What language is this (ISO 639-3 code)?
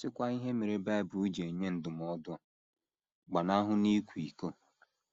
ibo